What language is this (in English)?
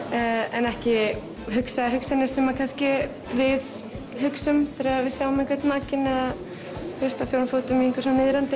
Icelandic